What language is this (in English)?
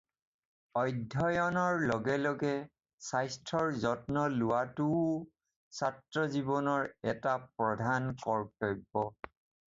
Assamese